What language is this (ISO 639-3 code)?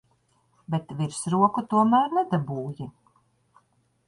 lav